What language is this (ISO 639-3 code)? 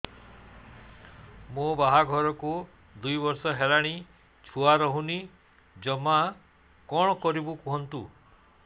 ori